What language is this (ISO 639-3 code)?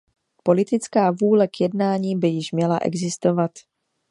ces